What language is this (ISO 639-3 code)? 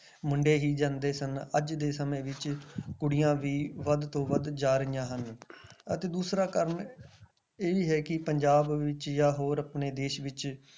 pan